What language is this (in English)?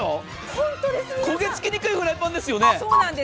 Japanese